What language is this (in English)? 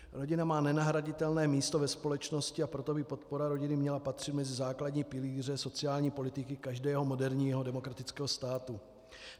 Czech